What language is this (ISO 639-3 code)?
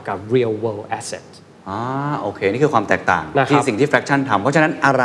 tha